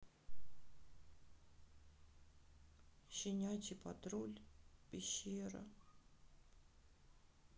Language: Russian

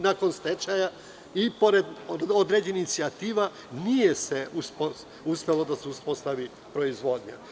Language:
Serbian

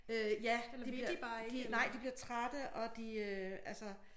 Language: Danish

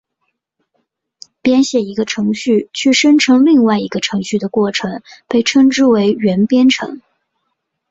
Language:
Chinese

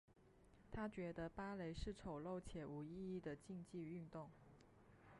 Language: Chinese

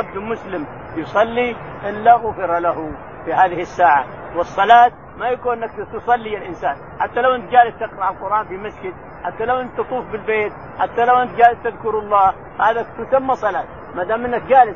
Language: Arabic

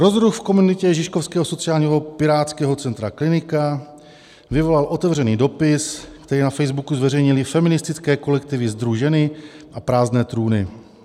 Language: Czech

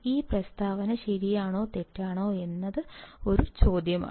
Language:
Malayalam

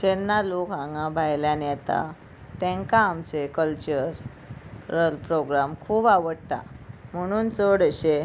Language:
Konkani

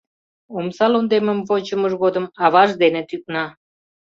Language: Mari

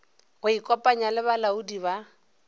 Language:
Northern Sotho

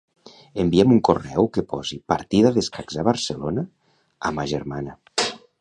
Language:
Catalan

